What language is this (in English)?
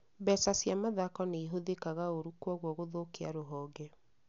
Kikuyu